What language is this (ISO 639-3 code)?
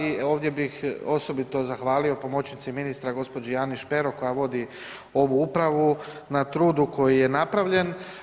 hrv